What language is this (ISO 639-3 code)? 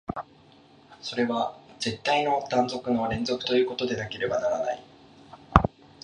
jpn